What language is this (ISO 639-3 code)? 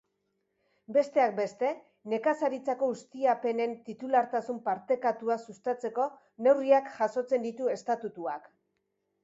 eus